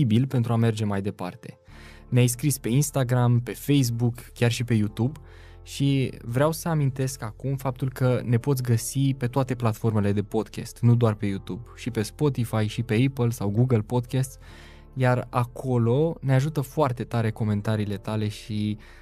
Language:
Romanian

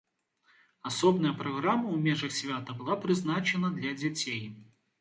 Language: Belarusian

